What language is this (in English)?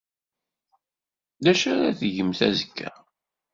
Kabyle